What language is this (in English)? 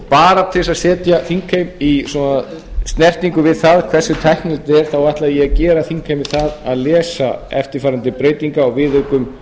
Icelandic